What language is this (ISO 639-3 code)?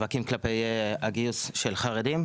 heb